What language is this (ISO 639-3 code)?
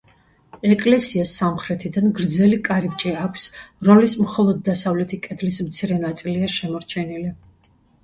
kat